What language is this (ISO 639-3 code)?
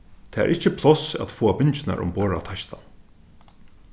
fao